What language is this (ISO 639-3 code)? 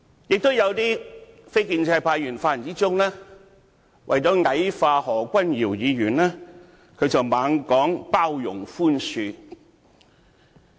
yue